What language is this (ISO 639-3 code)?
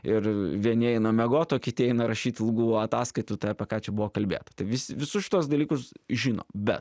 lit